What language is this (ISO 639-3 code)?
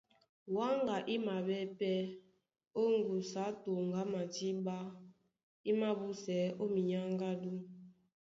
dua